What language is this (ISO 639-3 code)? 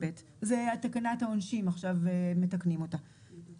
heb